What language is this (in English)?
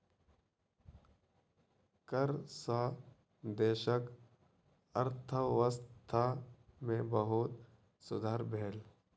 Maithili